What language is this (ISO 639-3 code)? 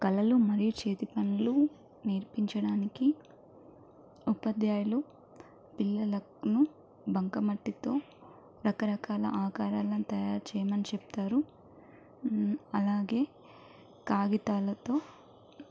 tel